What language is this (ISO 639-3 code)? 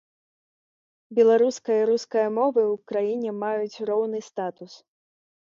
bel